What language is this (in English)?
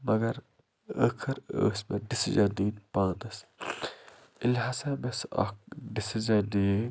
Kashmiri